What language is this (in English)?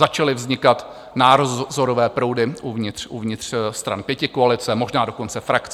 Czech